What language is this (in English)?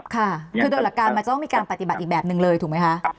Thai